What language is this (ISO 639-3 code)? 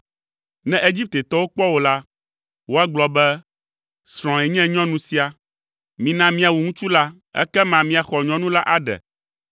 ewe